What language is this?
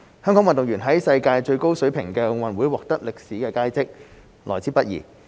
Cantonese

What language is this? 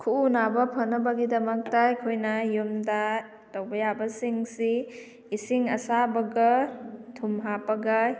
Manipuri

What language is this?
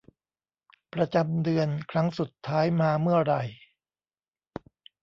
Thai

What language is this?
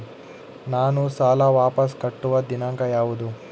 Kannada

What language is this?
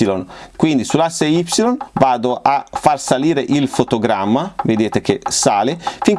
Italian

